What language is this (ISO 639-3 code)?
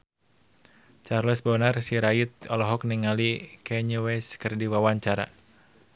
sun